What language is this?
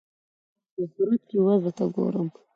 Pashto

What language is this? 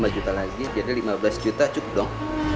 Indonesian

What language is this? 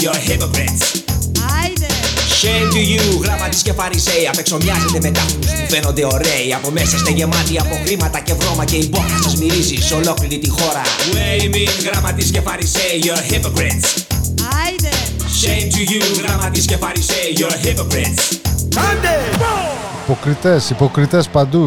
Greek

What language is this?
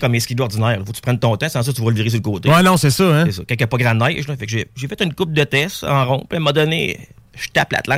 French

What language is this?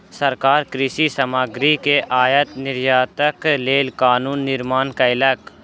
Maithili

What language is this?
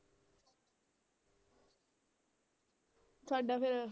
Punjabi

